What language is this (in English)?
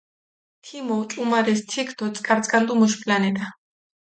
Mingrelian